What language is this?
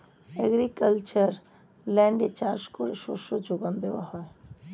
Bangla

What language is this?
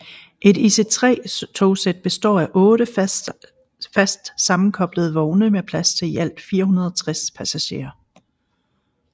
Danish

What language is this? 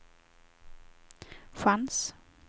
Swedish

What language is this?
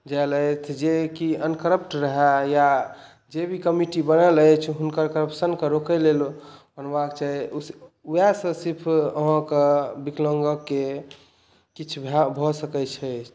Maithili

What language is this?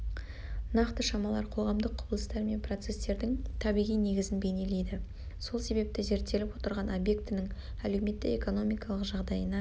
Kazakh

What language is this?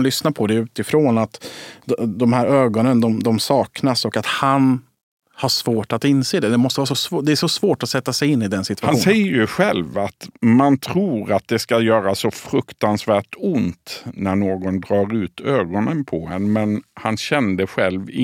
Swedish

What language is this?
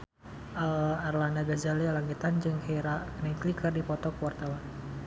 Sundanese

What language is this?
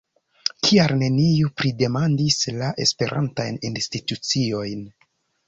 Esperanto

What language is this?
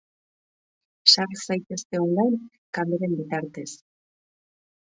Basque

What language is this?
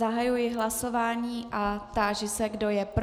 Czech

